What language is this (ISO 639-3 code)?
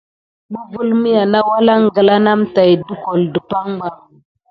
gid